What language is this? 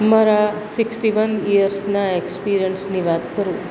Gujarati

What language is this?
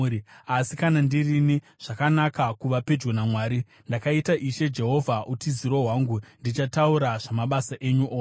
Shona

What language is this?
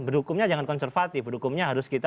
Indonesian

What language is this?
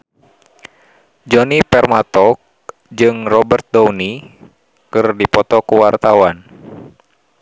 Sundanese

